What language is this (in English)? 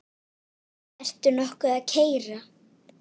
Icelandic